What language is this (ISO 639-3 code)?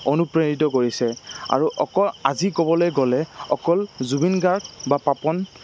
asm